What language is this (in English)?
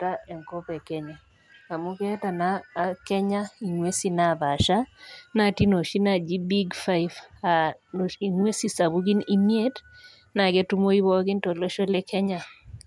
Masai